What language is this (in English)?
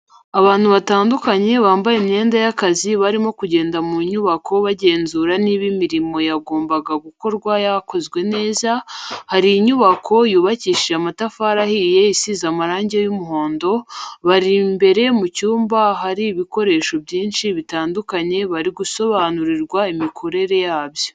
Kinyarwanda